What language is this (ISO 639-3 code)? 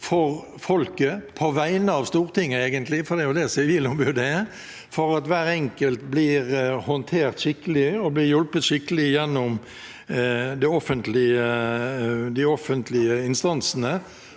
nor